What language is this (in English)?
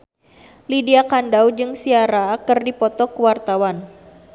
Sundanese